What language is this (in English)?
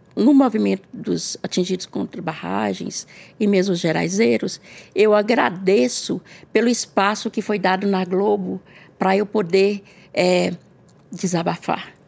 Portuguese